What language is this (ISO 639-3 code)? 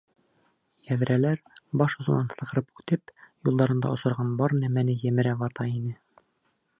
bak